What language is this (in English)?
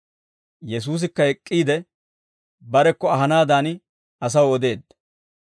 Dawro